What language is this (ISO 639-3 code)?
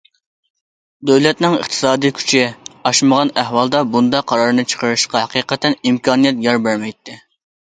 uig